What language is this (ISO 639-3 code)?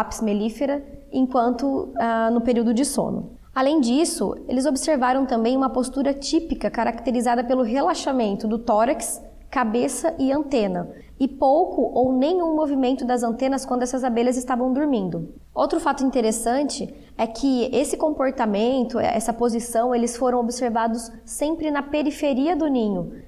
por